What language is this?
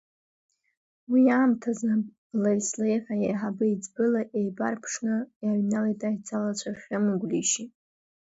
Abkhazian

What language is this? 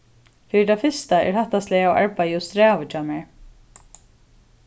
Faroese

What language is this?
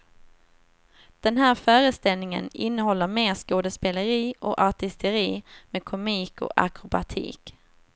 Swedish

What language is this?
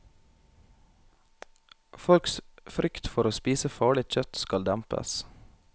Norwegian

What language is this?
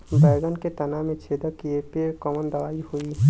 Bhojpuri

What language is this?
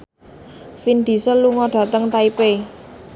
Javanese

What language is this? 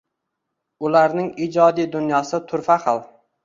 Uzbek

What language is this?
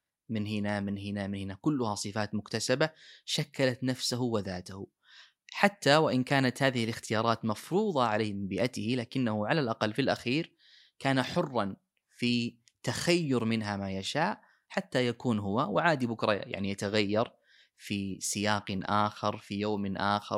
Arabic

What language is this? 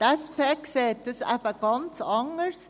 Swiss German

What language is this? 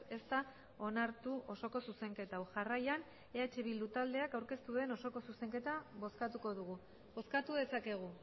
Basque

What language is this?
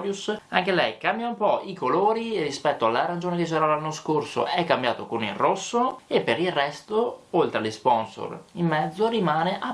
Italian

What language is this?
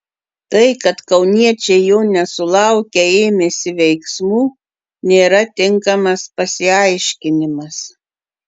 Lithuanian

